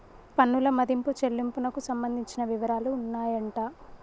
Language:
Telugu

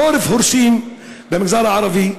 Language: Hebrew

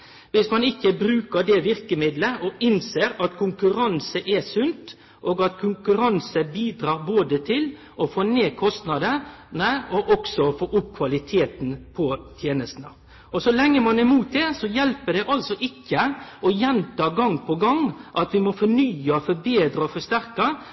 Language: Norwegian Nynorsk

